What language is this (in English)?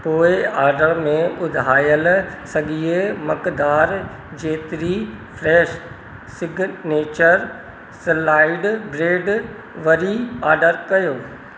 Sindhi